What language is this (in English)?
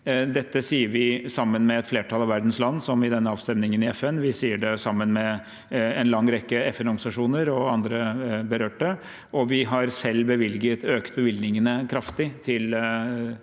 Norwegian